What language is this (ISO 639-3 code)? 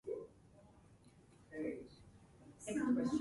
jpn